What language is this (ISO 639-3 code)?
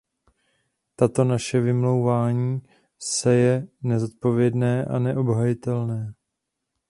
ces